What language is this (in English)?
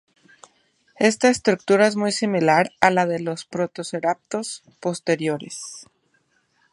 Spanish